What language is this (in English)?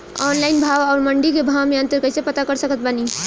Bhojpuri